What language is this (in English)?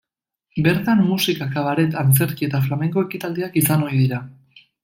Basque